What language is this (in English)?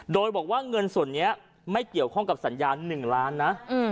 Thai